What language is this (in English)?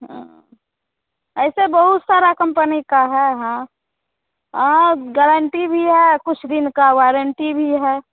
Hindi